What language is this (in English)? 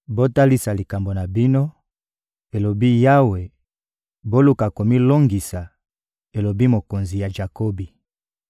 Lingala